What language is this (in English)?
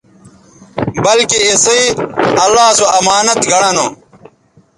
Bateri